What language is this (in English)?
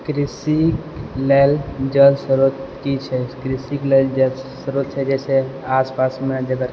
Maithili